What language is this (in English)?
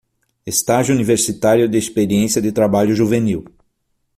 Portuguese